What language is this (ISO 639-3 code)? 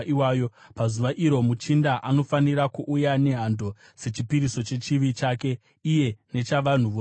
sna